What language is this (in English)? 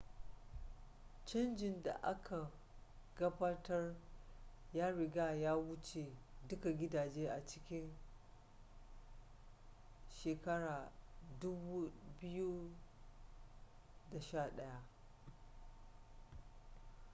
Hausa